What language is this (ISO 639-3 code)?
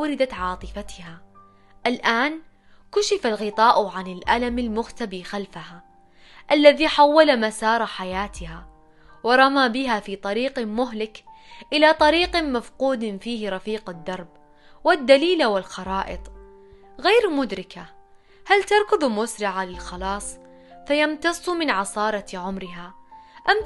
ara